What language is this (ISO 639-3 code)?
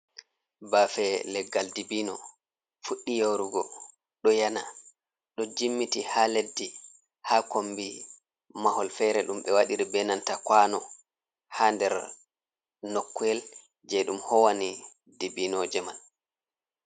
ful